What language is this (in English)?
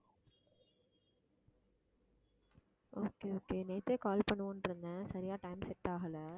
Tamil